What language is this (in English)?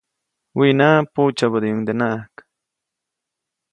Copainalá Zoque